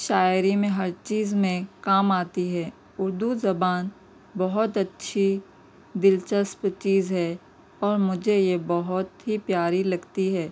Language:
Urdu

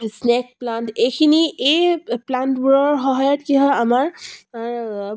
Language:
Assamese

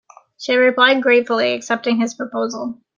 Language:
English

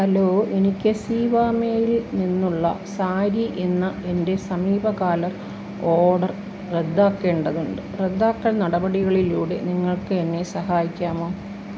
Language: Malayalam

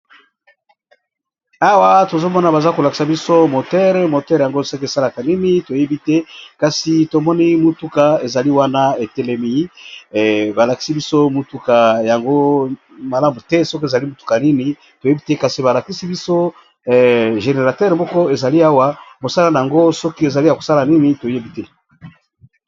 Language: Lingala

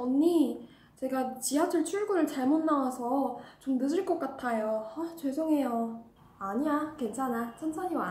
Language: Korean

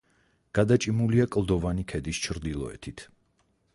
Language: Georgian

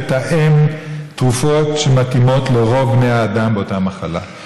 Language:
Hebrew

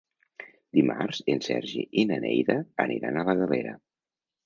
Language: Catalan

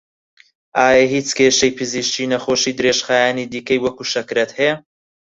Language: Central Kurdish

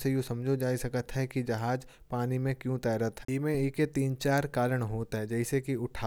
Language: Kanauji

